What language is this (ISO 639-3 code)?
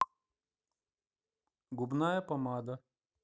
rus